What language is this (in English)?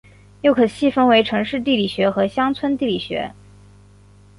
Chinese